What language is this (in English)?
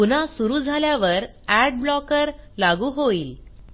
Marathi